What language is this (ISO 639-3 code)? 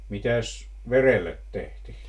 fin